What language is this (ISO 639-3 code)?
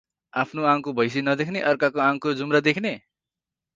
nep